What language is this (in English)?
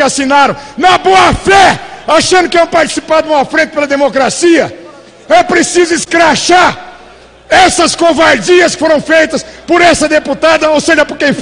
Portuguese